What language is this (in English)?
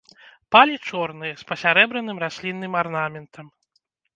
Belarusian